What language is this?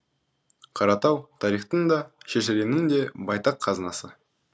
Kazakh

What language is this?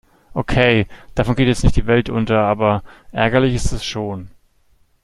German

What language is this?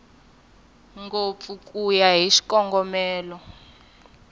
Tsonga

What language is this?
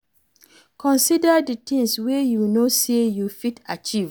Nigerian Pidgin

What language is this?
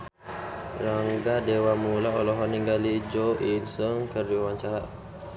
Sundanese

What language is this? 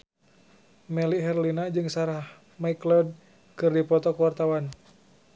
Sundanese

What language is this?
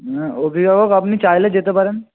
Bangla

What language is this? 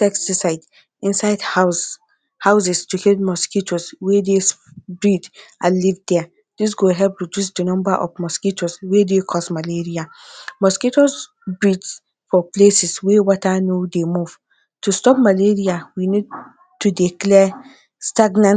Nigerian Pidgin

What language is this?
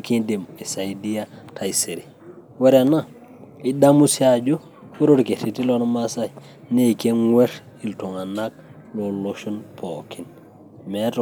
Masai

